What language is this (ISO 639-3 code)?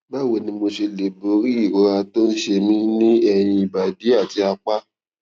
yor